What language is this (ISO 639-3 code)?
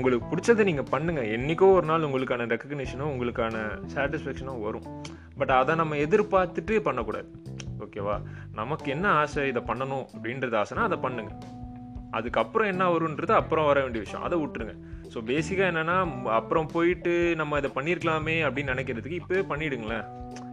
tam